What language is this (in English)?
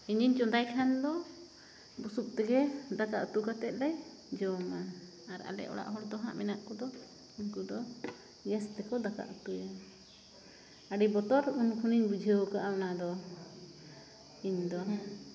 Santali